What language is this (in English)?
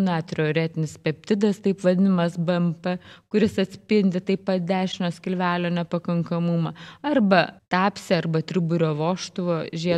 Lithuanian